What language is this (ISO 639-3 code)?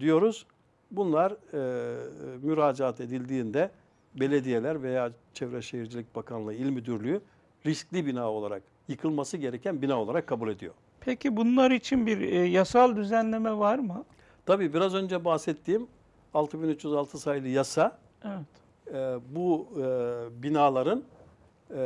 tur